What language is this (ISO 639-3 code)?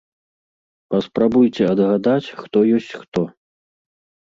bel